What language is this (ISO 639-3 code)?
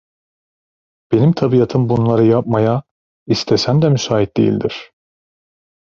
tur